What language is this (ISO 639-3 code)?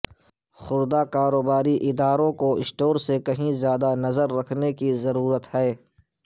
urd